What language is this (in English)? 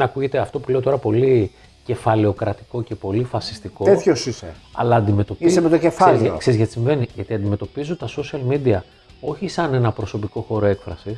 Greek